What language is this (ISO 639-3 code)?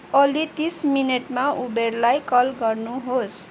nep